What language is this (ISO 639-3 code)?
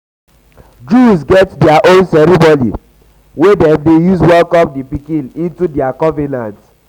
pcm